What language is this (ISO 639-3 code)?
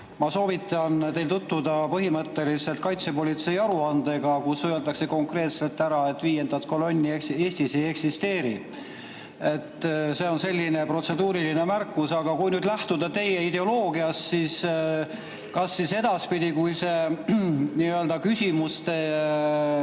est